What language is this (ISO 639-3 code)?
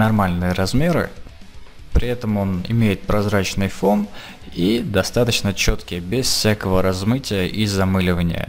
rus